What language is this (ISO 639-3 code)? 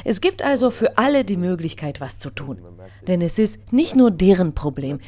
deu